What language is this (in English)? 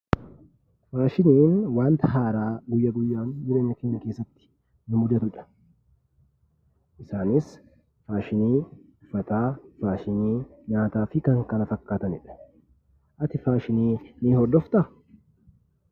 Oromo